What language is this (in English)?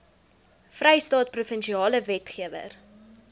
Afrikaans